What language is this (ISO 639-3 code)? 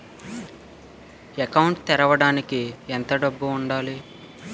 tel